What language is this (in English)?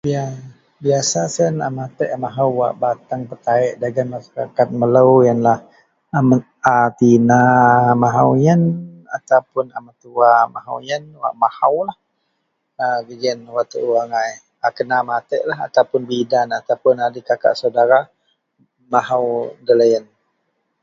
Central Melanau